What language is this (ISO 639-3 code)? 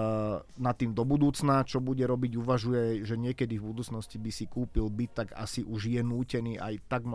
slk